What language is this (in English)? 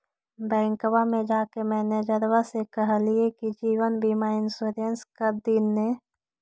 Magahi